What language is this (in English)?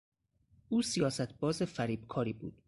Persian